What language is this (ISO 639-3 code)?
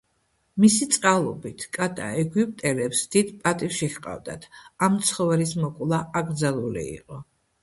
kat